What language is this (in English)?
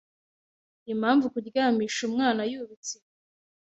Kinyarwanda